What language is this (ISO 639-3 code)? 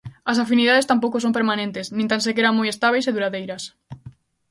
glg